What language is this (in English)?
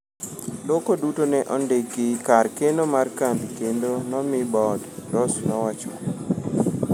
Luo (Kenya and Tanzania)